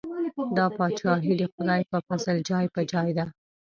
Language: Pashto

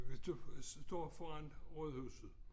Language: Danish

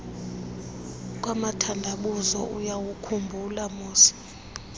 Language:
Xhosa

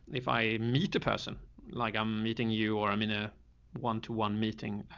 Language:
English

